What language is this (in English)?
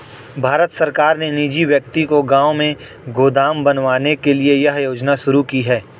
Hindi